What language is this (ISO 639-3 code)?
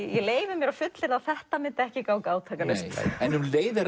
isl